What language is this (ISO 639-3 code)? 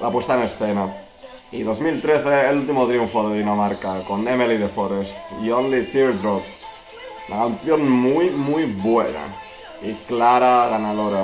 spa